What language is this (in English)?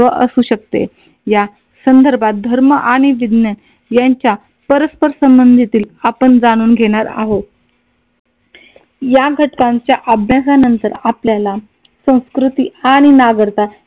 Marathi